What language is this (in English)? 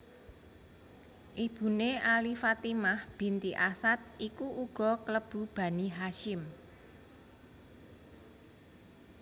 Javanese